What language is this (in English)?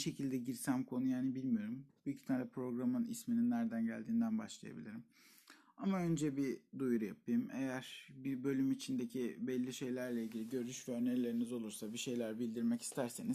Turkish